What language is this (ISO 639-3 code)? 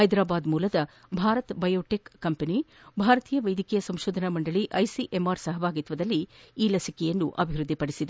kan